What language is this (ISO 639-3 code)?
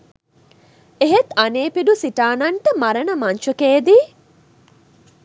sin